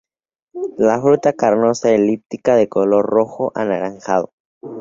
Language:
Spanish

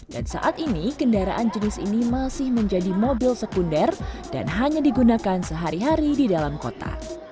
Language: Indonesian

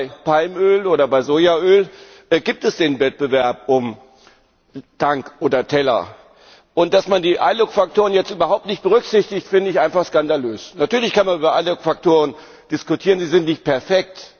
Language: German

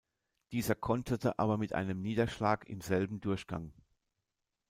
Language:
German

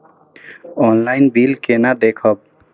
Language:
Maithili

